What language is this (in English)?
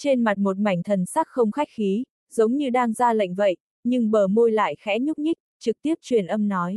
Vietnamese